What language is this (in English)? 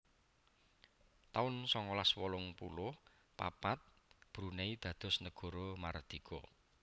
Javanese